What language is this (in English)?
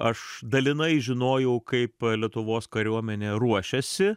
Lithuanian